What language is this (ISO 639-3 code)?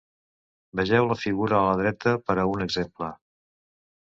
cat